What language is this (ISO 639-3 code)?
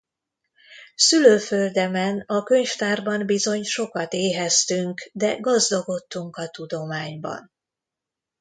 hun